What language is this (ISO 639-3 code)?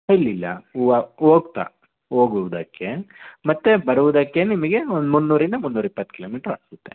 kan